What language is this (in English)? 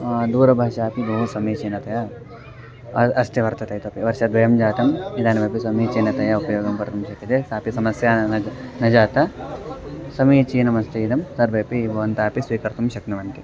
Sanskrit